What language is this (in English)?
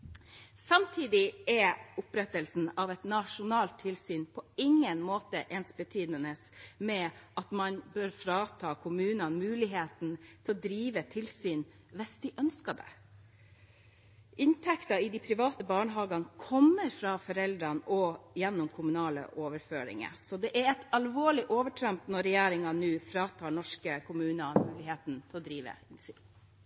Norwegian Bokmål